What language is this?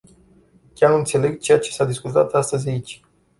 Romanian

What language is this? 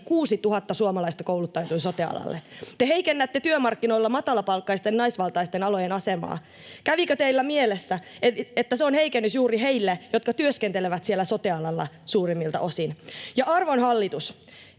Finnish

